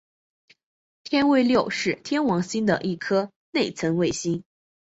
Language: Chinese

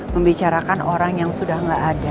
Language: Indonesian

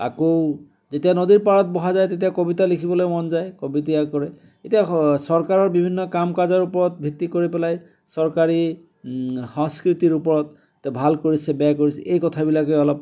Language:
Assamese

